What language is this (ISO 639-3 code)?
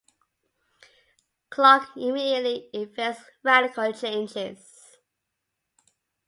eng